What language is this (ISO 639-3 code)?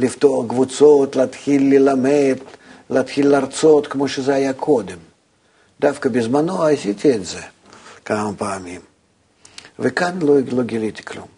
heb